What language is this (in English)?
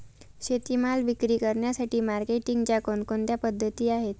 Marathi